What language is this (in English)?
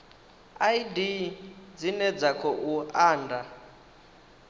Venda